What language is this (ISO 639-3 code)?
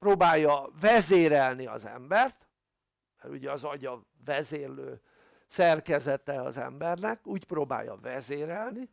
hun